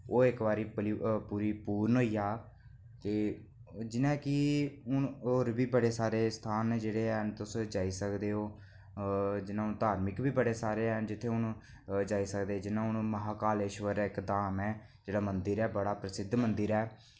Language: Dogri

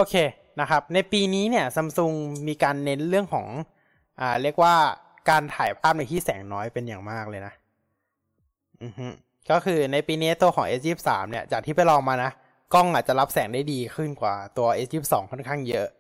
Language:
Thai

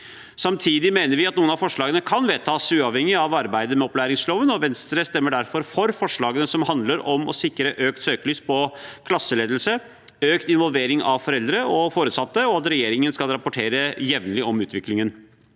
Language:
Norwegian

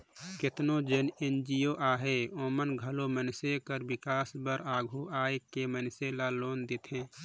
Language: Chhattisgarhi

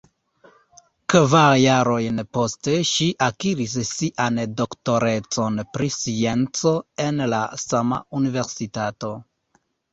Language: Esperanto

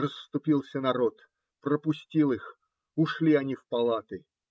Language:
Russian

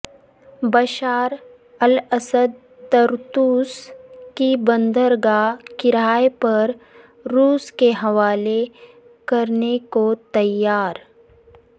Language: Urdu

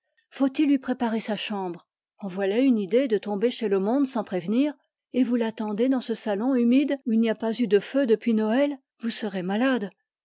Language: French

